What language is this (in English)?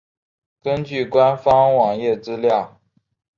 Chinese